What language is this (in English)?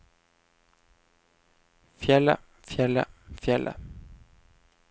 Norwegian